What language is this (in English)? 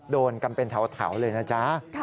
Thai